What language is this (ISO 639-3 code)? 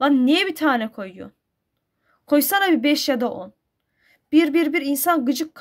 tur